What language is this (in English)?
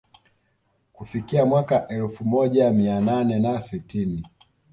Swahili